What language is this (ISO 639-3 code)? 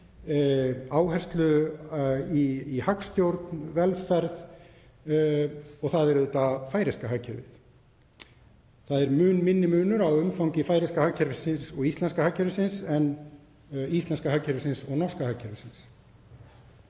isl